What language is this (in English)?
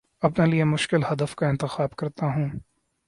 Urdu